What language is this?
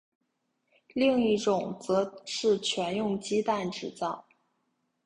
Chinese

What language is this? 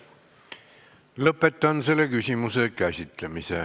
Estonian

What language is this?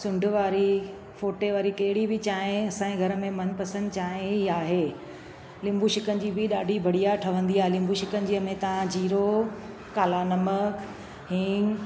Sindhi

